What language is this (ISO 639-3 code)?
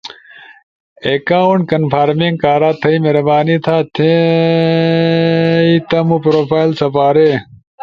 ush